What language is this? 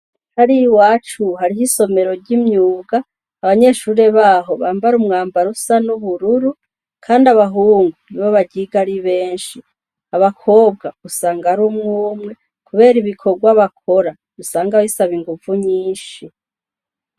Rundi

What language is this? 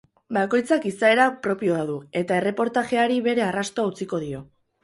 Basque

